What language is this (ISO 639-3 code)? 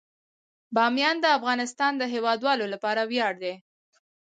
pus